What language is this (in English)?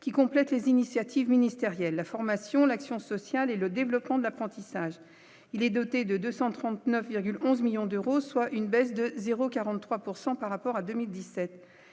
French